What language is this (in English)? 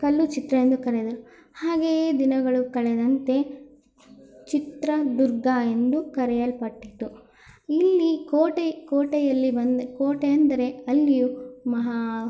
Kannada